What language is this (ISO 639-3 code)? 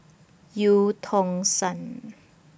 eng